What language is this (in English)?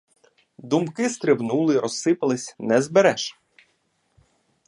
Ukrainian